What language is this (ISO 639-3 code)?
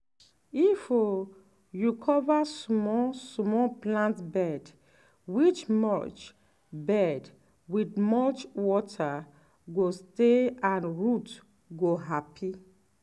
pcm